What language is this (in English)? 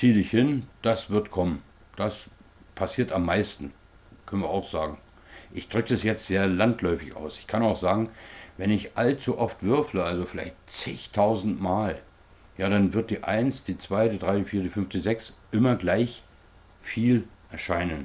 German